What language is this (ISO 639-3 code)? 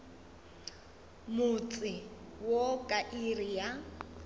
nso